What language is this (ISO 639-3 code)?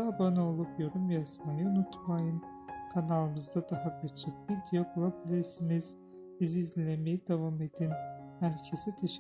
tur